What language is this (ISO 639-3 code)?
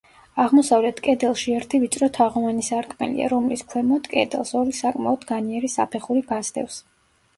kat